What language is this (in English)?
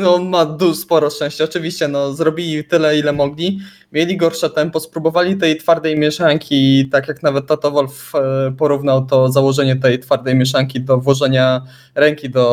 Polish